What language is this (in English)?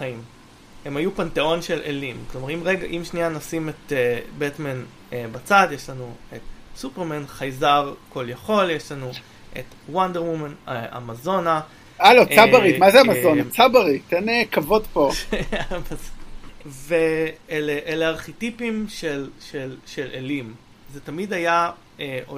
Hebrew